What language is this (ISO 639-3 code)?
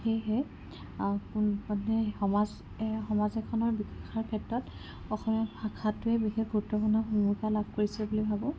asm